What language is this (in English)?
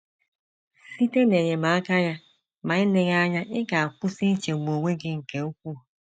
Igbo